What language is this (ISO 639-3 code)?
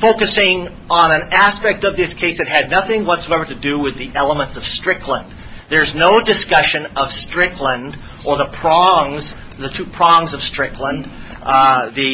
eng